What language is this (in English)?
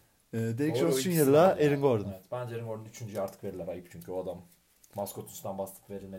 Turkish